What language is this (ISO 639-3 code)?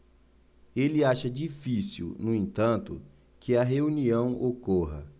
por